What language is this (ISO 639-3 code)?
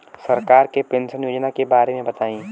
bho